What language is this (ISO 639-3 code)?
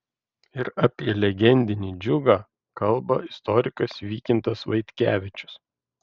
lit